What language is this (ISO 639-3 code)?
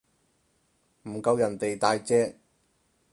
yue